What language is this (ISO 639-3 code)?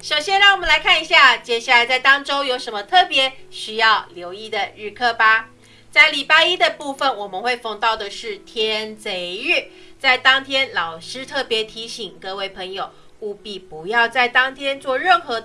zho